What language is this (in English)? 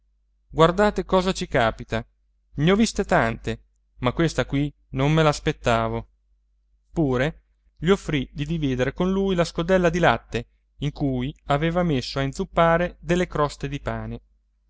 Italian